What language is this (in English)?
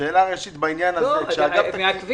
Hebrew